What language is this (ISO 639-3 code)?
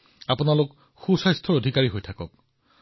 asm